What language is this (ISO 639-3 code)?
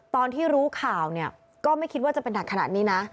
tha